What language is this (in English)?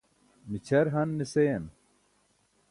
Burushaski